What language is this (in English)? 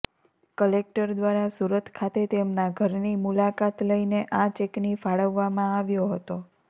Gujarati